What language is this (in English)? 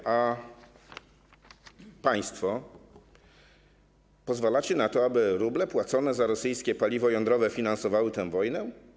Polish